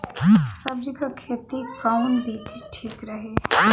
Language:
Bhojpuri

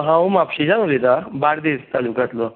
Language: Konkani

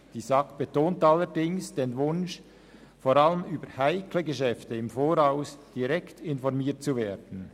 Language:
Swiss German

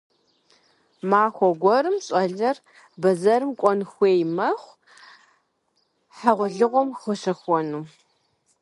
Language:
Kabardian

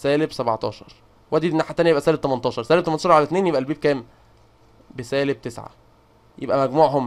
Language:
Arabic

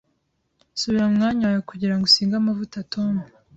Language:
Kinyarwanda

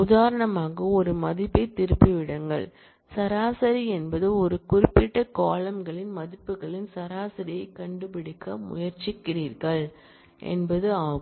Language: Tamil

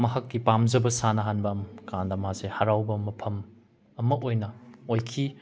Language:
Manipuri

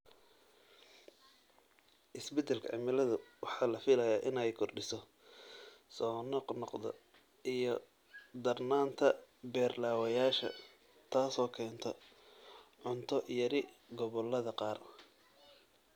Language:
Somali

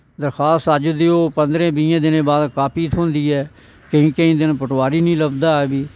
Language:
Dogri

